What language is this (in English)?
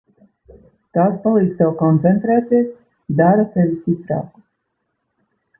Latvian